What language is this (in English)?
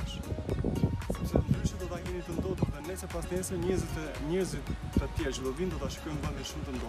Romanian